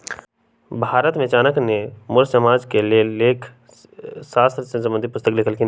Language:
Magahi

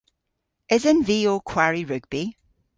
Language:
Cornish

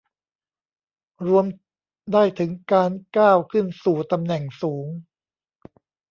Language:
Thai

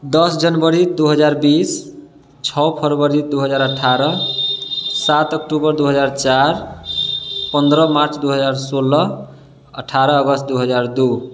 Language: Maithili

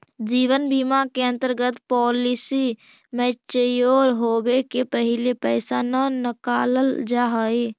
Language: Magahi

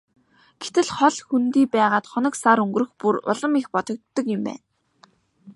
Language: Mongolian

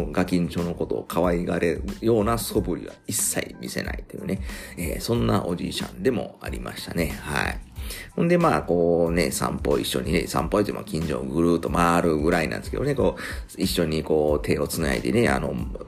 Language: Japanese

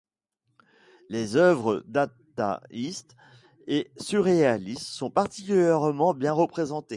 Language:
French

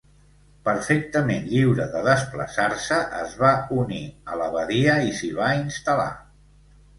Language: Catalan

